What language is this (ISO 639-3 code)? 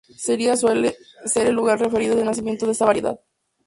spa